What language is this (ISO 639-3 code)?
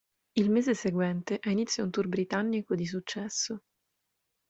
ita